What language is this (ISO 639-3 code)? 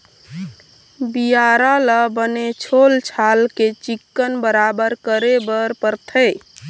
hne